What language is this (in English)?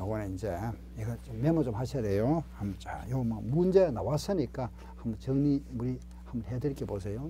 Korean